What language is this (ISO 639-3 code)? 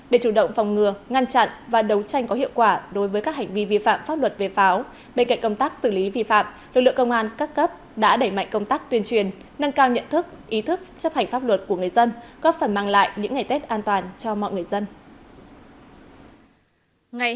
vie